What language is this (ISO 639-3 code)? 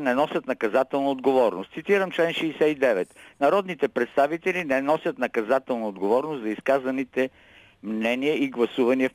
bul